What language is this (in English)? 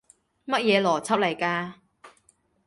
Cantonese